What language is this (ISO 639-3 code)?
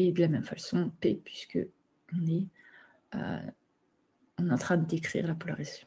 fra